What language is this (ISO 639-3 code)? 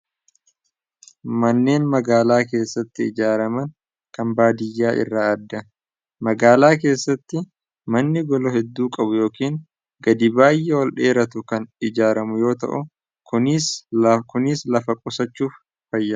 orm